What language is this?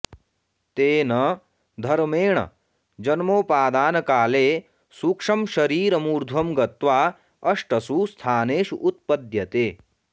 Sanskrit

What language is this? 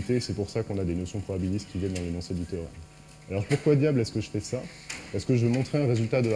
French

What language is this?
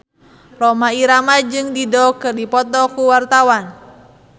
Sundanese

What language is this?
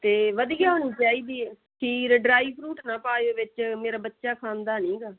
Punjabi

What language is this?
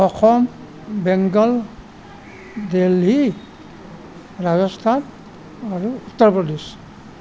Assamese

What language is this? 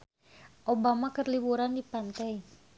Sundanese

